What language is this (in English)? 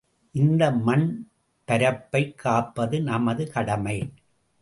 Tamil